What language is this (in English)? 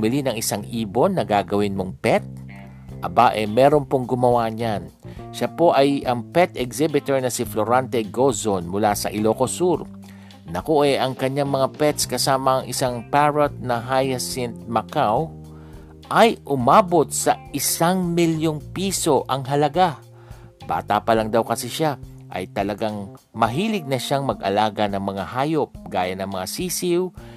Filipino